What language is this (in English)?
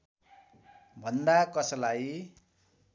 Nepali